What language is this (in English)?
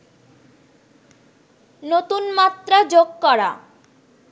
Bangla